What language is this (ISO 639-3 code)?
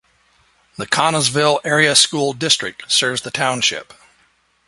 eng